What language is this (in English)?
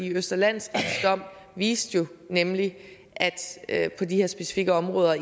Danish